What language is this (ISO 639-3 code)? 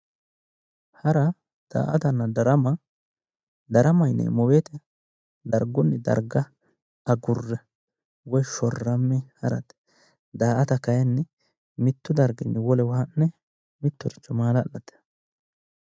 sid